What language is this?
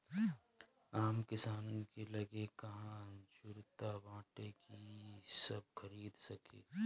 Bhojpuri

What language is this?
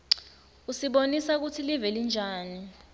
Swati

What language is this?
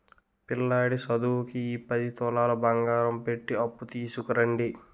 Telugu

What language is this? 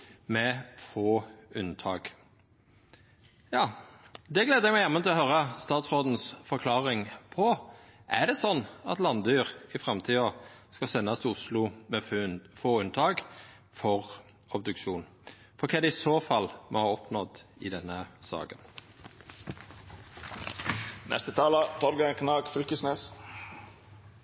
Norwegian Nynorsk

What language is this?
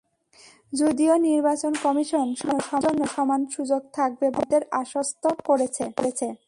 Bangla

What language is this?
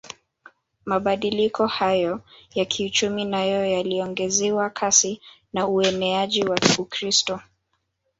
Swahili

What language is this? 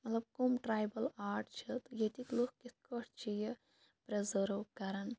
Kashmiri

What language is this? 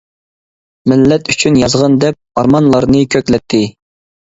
Uyghur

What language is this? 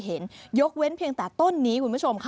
Thai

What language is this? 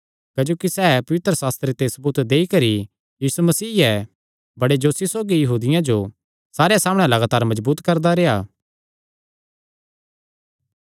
Kangri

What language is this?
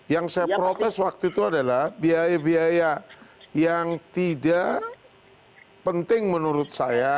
Indonesian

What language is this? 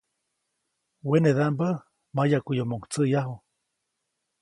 Copainalá Zoque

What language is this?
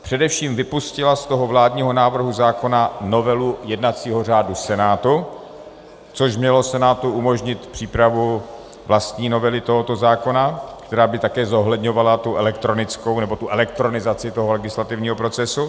Czech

